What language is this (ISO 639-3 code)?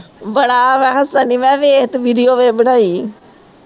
pan